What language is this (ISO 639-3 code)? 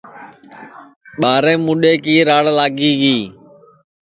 ssi